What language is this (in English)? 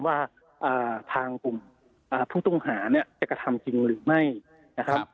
Thai